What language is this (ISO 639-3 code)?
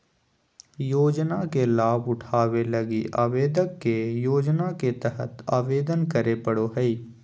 mag